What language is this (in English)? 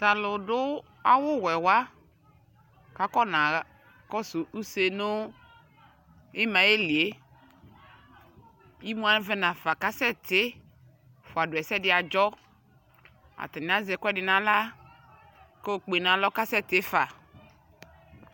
Ikposo